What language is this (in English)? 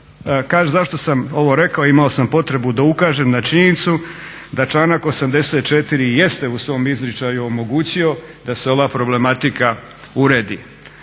Croatian